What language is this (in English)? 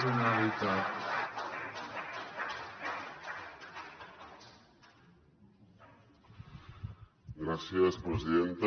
Catalan